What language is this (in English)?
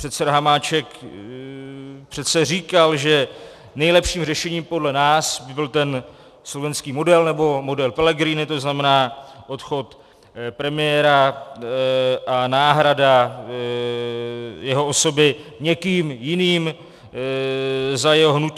Czech